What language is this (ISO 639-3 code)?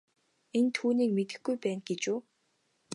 mon